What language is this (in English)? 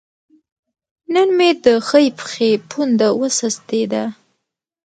Pashto